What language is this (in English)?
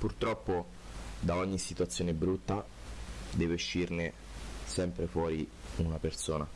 Italian